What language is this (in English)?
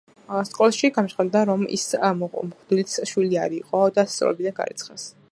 Georgian